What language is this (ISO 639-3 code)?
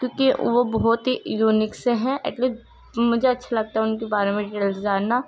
urd